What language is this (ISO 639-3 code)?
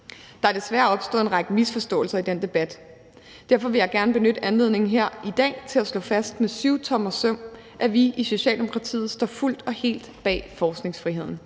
dan